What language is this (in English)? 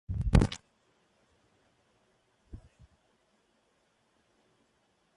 Spanish